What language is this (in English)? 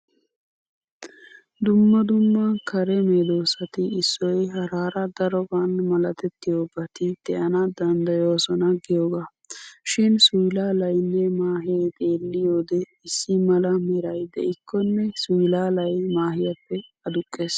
Wolaytta